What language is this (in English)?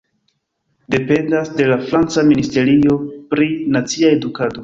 Esperanto